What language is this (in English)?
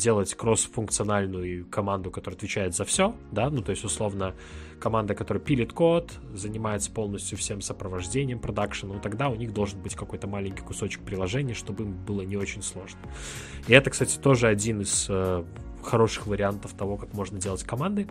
Russian